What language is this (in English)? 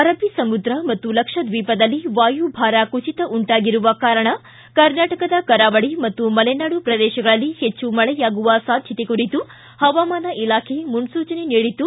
Kannada